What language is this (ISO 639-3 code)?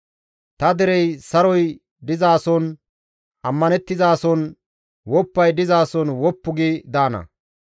gmv